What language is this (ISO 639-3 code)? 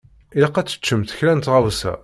kab